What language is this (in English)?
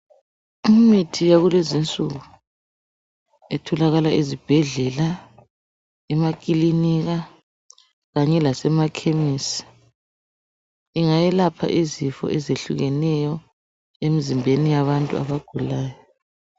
North Ndebele